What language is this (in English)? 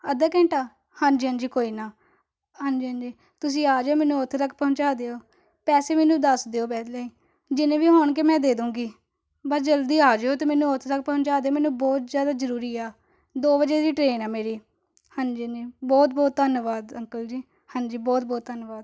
Punjabi